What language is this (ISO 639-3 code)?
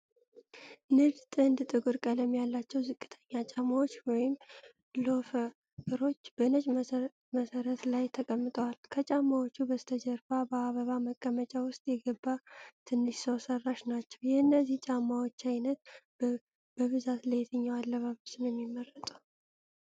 amh